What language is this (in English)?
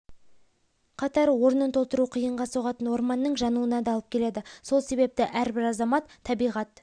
Kazakh